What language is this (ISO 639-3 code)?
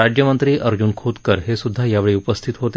mar